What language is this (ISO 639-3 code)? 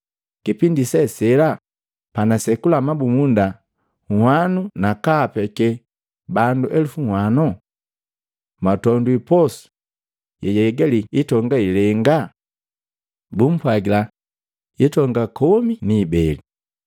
mgv